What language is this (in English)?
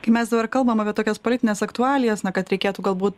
Lithuanian